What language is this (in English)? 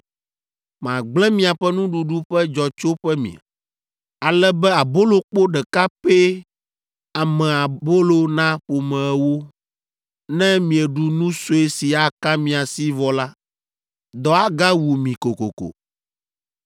Ewe